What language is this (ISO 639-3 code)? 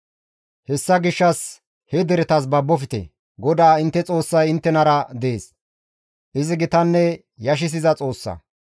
gmv